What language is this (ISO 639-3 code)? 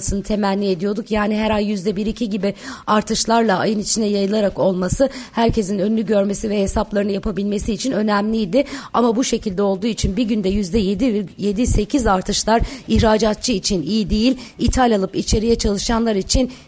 tur